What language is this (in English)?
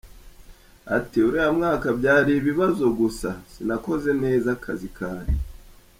Kinyarwanda